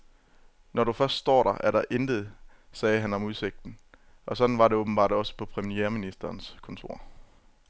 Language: Danish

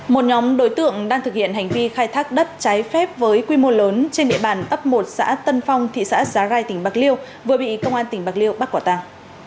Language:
Vietnamese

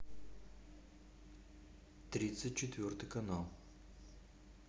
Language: Russian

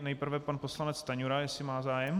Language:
Czech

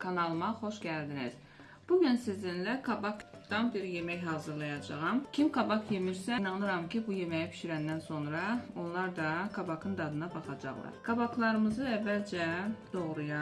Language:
Turkish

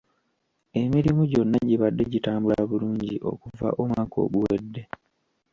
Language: Ganda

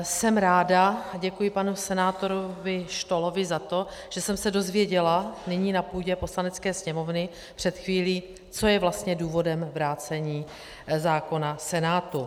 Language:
Czech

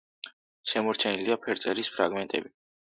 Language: Georgian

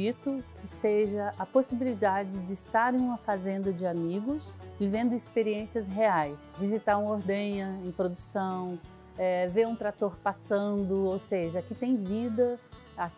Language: Portuguese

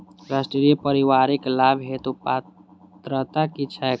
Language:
Maithili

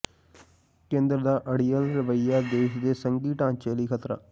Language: Punjabi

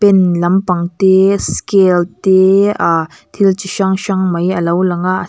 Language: Mizo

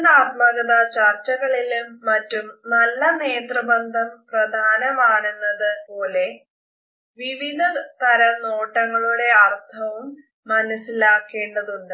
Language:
Malayalam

